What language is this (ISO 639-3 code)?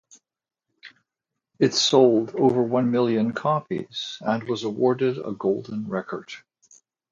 eng